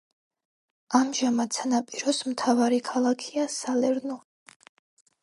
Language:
Georgian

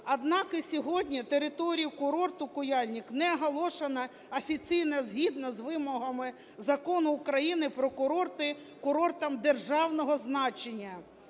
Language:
Ukrainian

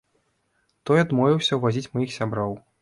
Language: Belarusian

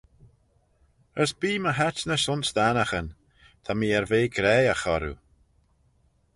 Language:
Manx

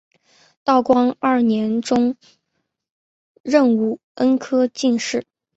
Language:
Chinese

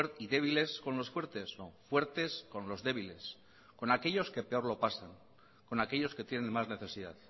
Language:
Spanish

